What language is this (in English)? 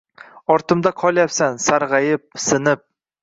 Uzbek